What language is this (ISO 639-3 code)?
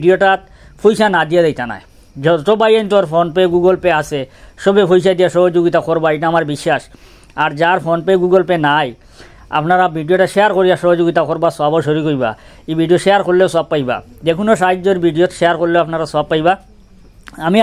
ben